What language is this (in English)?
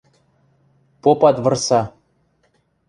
Western Mari